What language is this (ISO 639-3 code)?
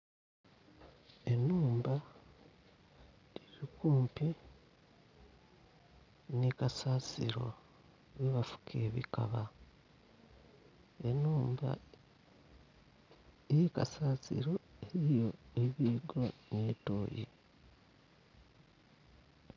xog